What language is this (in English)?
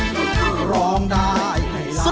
Thai